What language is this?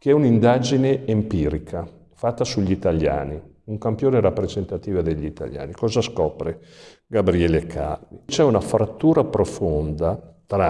Italian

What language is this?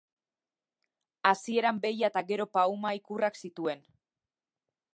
Basque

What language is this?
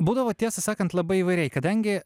Lithuanian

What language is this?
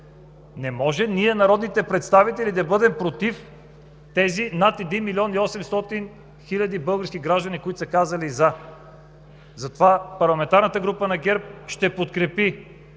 Bulgarian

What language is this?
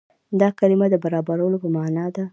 Pashto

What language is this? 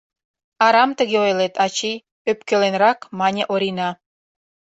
Mari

